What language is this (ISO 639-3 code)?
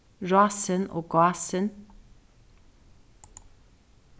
fao